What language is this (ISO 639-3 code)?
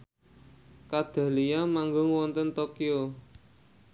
jav